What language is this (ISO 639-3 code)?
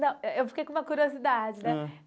por